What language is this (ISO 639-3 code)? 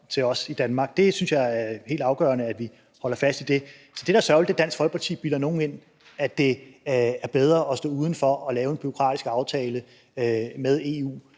dan